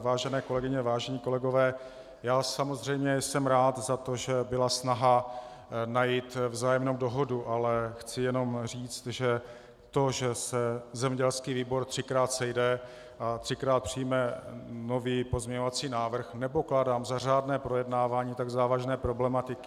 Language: Czech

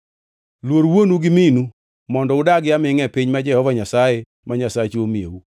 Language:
Luo (Kenya and Tanzania)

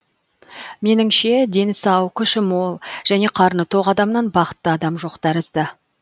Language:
Kazakh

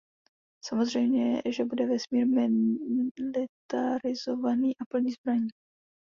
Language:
Czech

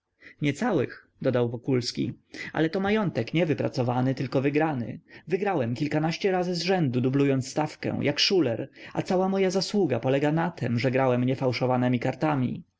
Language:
Polish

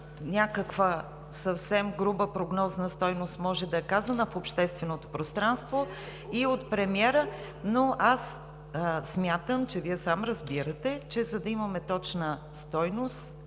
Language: Bulgarian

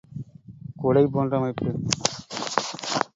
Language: Tamil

